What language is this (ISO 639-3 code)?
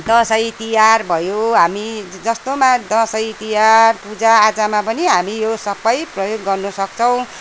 nep